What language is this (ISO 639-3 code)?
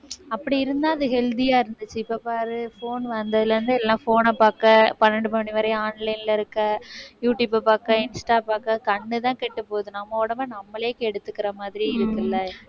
tam